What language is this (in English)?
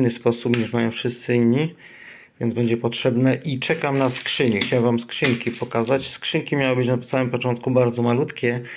Polish